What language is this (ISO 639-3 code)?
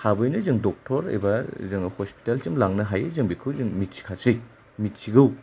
brx